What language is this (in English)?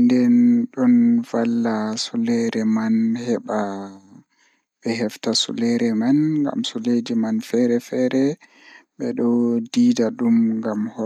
Fula